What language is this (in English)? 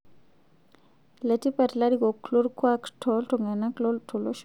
Masai